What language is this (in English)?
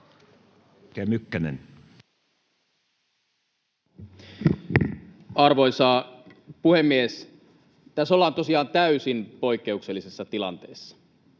Finnish